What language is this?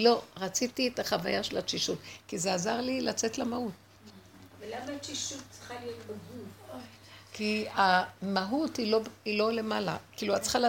Hebrew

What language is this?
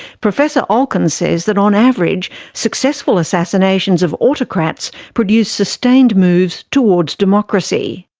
English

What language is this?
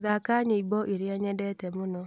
Kikuyu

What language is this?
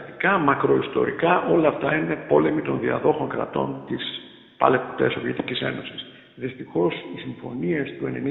Greek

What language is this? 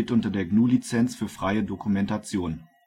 German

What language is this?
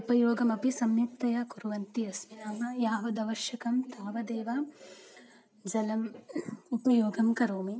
Sanskrit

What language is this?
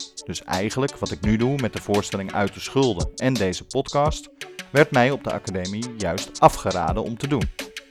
Dutch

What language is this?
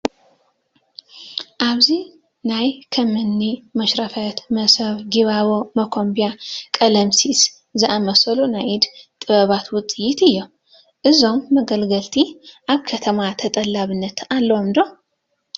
Tigrinya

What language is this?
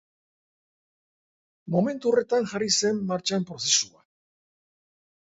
Basque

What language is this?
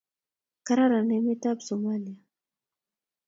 Kalenjin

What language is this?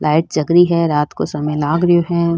Rajasthani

